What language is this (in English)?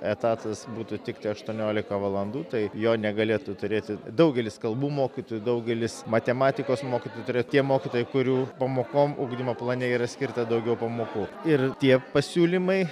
Lithuanian